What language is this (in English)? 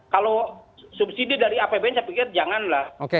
Indonesian